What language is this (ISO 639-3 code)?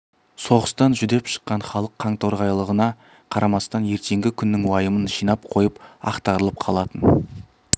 kaz